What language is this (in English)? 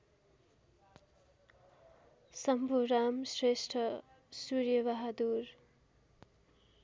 Nepali